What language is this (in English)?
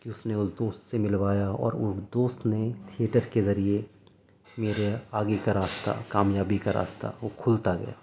Urdu